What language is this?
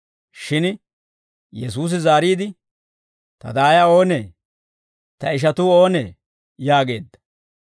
Dawro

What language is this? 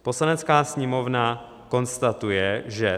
Czech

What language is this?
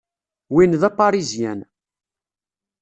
Kabyle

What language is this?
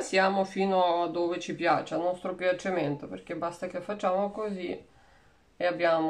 Italian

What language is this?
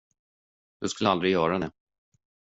Swedish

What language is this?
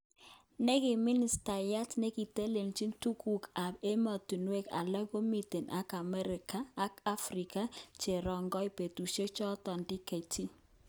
Kalenjin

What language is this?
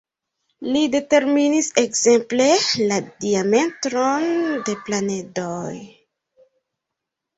Esperanto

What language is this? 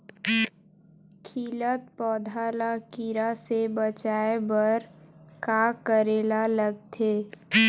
Chhattisgarhi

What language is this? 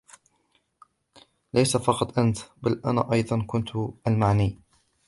Arabic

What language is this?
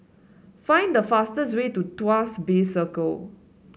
English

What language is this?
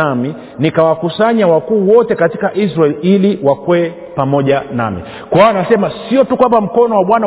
Swahili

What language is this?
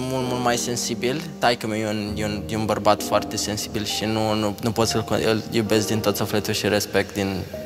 Romanian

